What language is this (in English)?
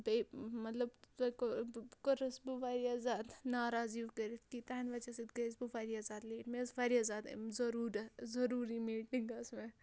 Kashmiri